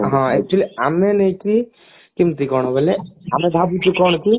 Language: Odia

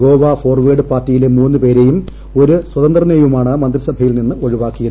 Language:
Malayalam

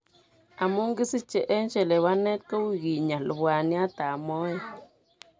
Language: Kalenjin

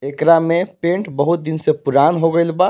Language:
Bhojpuri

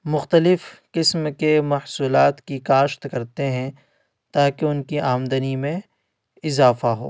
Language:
Urdu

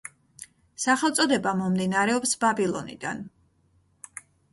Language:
Georgian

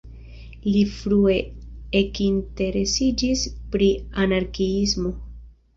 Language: Esperanto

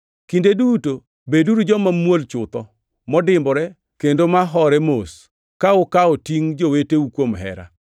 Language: Luo (Kenya and Tanzania)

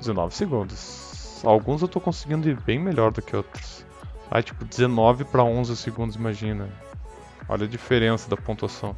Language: Portuguese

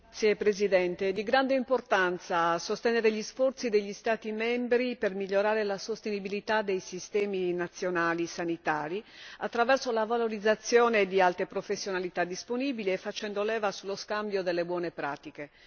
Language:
Italian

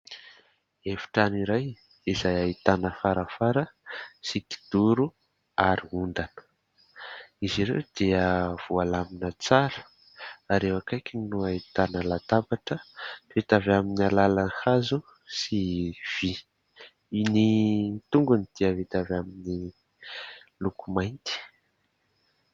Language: Malagasy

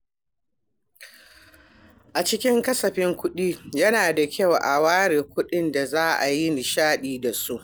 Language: Hausa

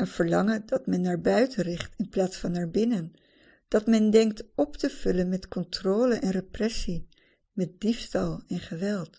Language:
Dutch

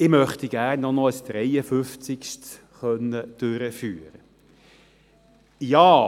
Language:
Swiss German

